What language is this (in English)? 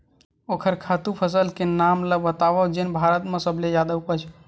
Chhattisgarhi